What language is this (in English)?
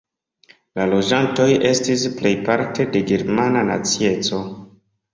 Esperanto